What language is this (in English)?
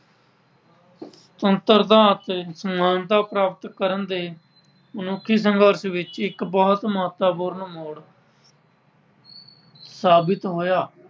Punjabi